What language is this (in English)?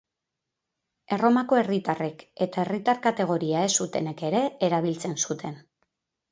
Basque